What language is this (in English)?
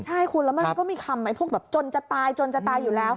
Thai